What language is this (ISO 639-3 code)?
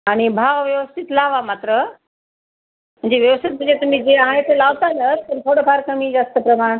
mar